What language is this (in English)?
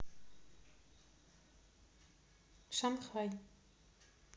Russian